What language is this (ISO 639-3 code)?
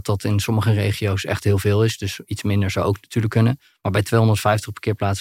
nld